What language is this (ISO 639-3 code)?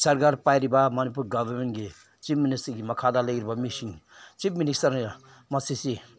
mni